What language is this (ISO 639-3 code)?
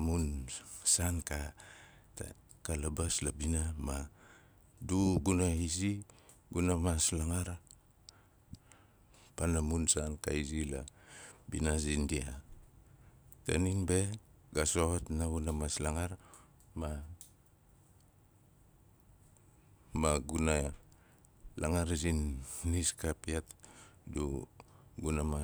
nal